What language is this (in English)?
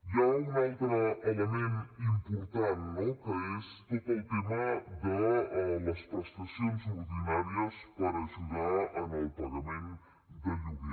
Catalan